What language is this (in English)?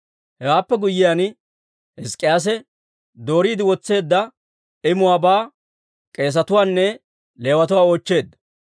Dawro